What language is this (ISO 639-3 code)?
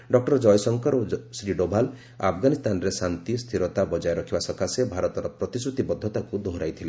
ori